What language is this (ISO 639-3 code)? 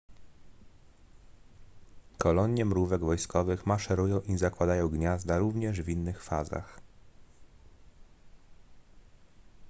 pol